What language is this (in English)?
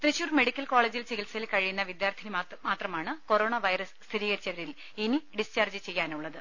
Malayalam